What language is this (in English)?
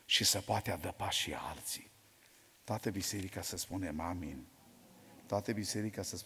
Romanian